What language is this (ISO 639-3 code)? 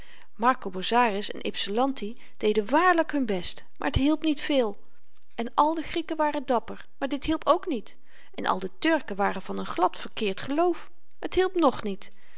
nld